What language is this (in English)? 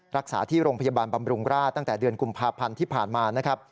Thai